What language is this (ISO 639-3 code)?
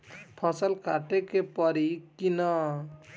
bho